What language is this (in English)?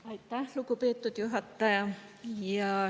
Estonian